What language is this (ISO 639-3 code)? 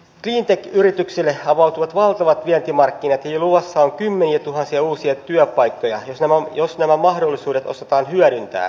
fin